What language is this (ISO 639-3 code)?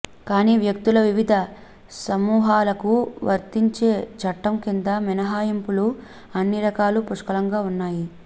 tel